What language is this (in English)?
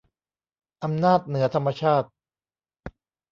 Thai